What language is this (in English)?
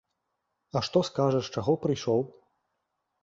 Belarusian